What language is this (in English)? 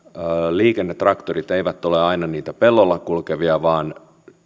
Finnish